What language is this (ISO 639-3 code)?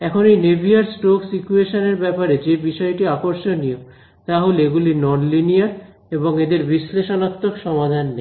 ben